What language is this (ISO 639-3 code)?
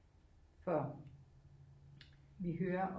dan